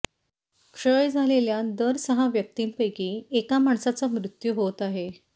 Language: Marathi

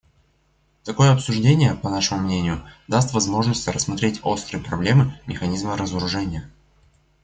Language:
Russian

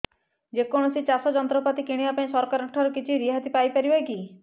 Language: Odia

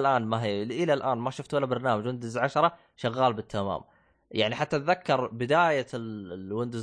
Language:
Arabic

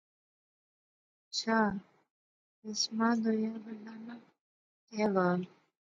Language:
Pahari-Potwari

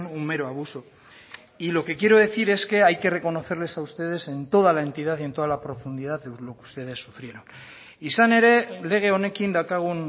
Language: Spanish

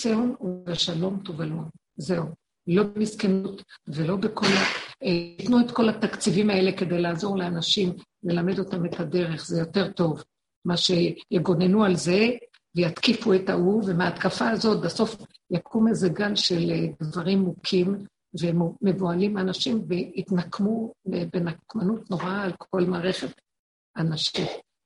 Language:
Hebrew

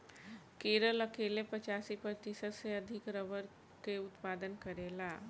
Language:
Bhojpuri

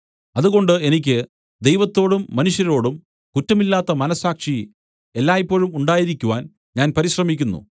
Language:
Malayalam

